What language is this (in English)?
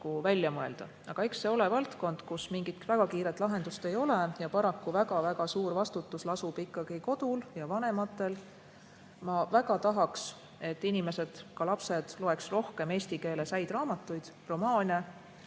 Estonian